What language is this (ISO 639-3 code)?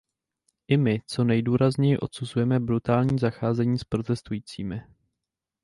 ces